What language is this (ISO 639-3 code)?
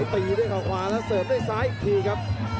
tha